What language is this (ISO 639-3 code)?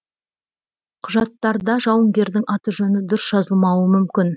kaz